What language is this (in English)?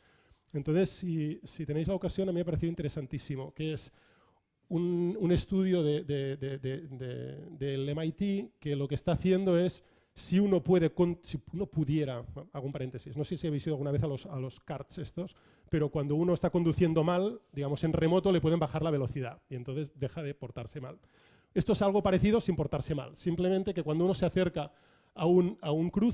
Spanish